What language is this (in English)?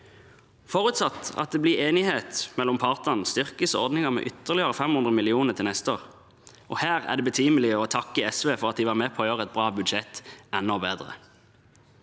Norwegian